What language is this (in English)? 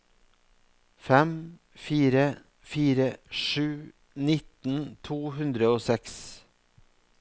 Norwegian